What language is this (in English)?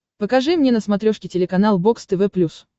Russian